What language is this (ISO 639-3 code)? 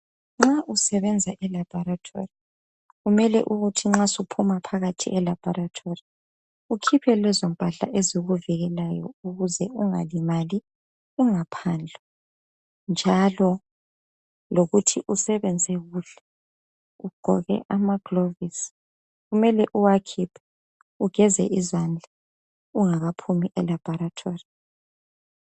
nde